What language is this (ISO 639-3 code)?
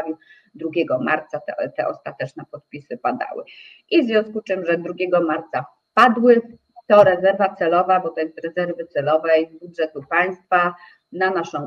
pol